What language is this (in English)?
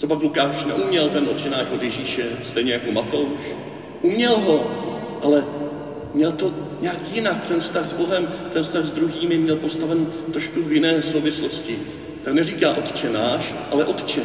Czech